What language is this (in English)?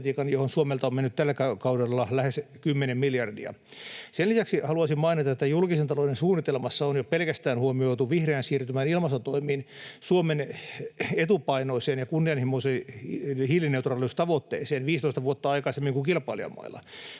Finnish